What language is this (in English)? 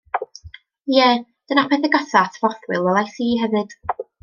Welsh